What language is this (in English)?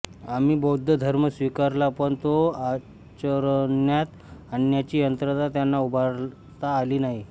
Marathi